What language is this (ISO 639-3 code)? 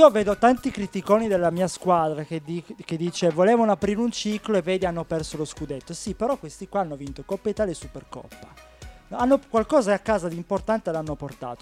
ita